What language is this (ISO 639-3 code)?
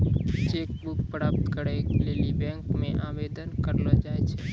mai